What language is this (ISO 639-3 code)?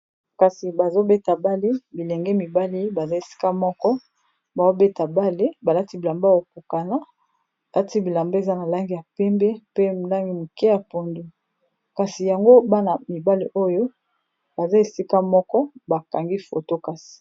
lin